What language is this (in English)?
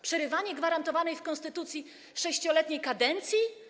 Polish